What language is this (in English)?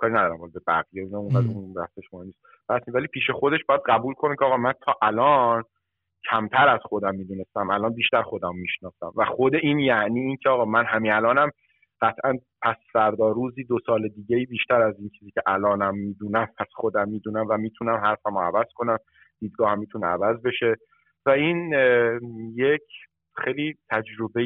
Persian